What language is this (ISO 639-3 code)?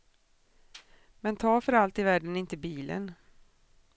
swe